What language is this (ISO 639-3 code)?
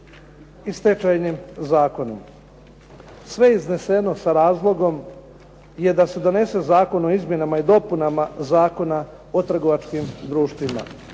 hrv